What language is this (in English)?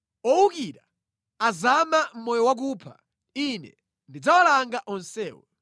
Nyanja